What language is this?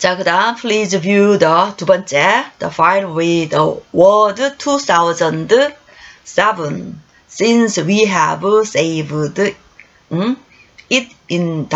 Korean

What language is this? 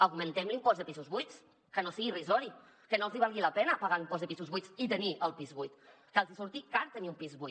Catalan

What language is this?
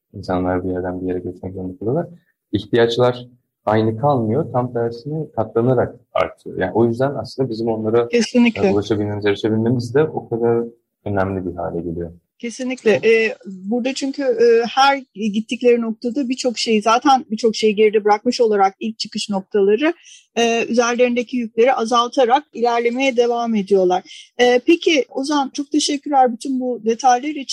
Turkish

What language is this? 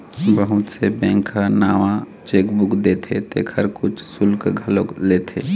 Chhattisgarhi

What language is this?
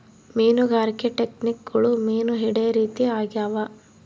Kannada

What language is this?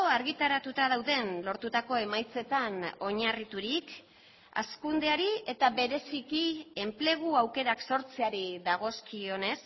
Basque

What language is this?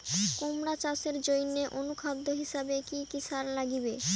Bangla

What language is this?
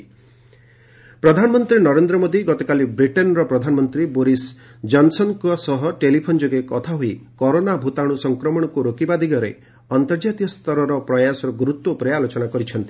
Odia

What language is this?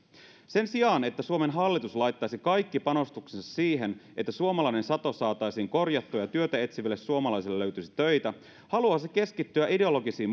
Finnish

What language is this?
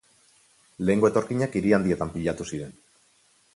Basque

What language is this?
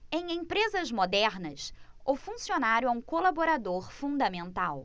Portuguese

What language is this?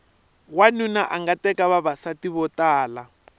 Tsonga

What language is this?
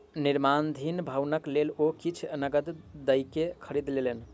Maithili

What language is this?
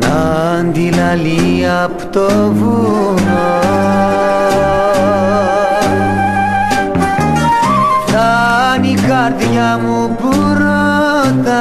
Greek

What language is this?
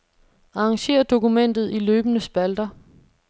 Danish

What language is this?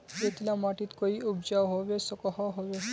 Magahi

